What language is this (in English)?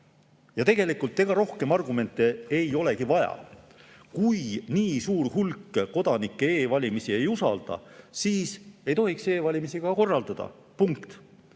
Estonian